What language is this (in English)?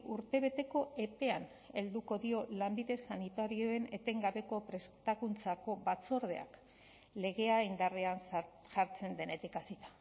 Basque